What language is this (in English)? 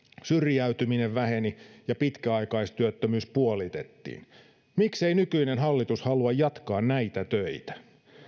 Finnish